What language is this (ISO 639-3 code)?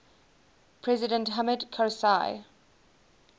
eng